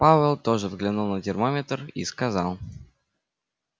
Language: Russian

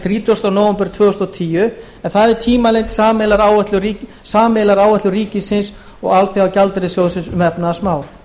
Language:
Icelandic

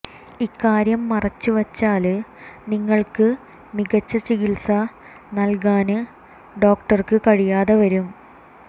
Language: Malayalam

